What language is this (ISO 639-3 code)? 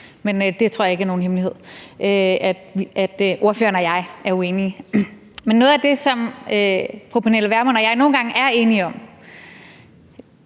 dan